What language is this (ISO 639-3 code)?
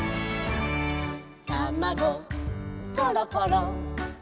jpn